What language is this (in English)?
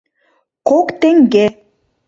Mari